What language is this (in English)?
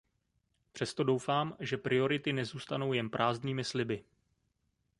Czech